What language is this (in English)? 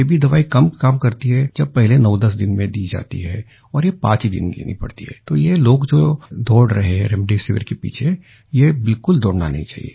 Hindi